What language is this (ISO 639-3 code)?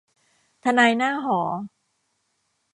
tha